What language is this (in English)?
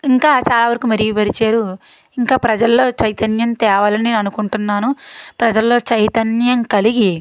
Telugu